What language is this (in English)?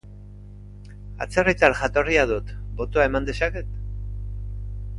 Basque